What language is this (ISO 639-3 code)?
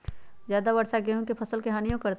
mag